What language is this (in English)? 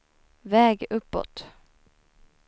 Swedish